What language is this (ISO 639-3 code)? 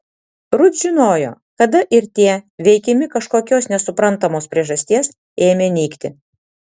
lit